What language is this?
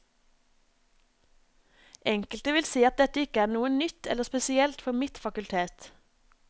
Norwegian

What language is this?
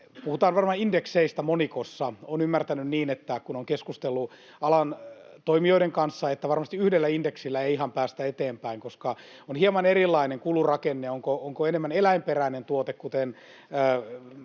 Finnish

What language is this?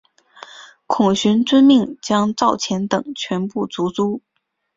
Chinese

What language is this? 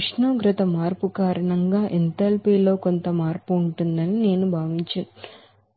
Telugu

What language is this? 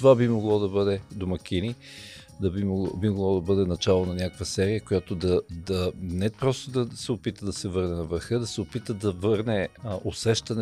Bulgarian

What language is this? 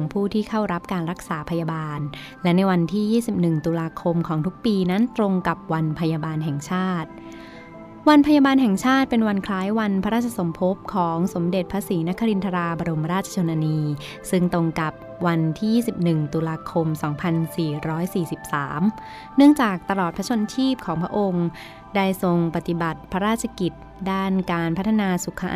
Thai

